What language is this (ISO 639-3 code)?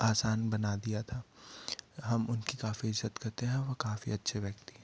hin